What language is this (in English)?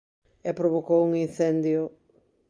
Galician